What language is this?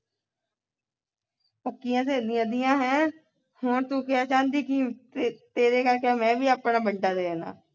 Punjabi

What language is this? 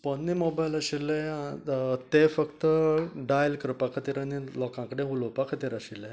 Konkani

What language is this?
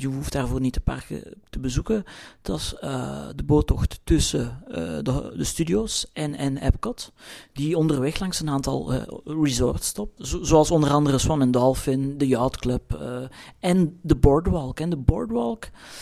Dutch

